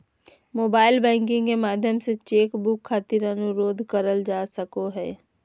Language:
Magahi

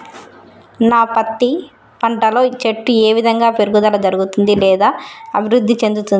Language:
Telugu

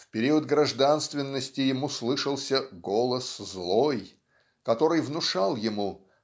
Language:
Russian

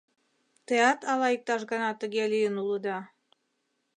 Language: Mari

